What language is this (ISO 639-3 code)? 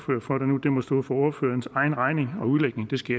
dan